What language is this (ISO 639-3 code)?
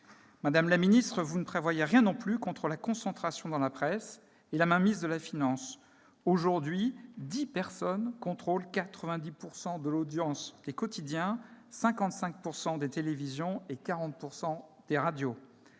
fra